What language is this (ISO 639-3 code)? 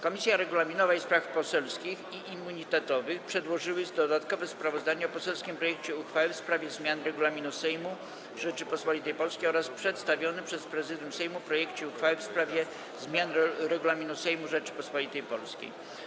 pol